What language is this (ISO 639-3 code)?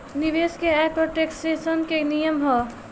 bho